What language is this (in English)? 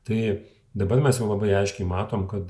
Lithuanian